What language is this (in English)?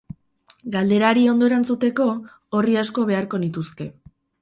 Basque